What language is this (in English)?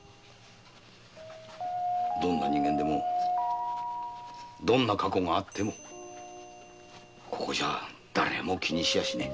Japanese